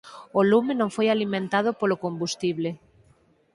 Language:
Galician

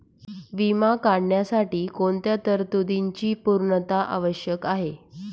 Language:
Marathi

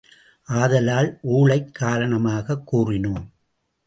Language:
Tamil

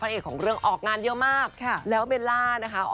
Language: Thai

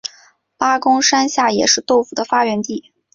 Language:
Chinese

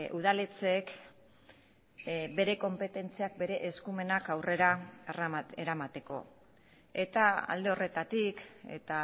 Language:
Basque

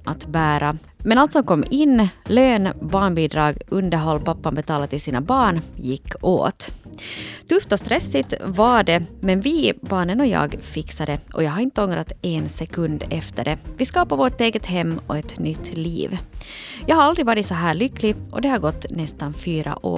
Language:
Swedish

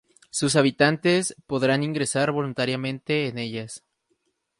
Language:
Spanish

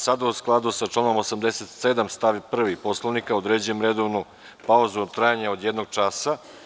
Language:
Serbian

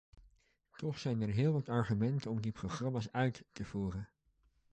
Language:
Dutch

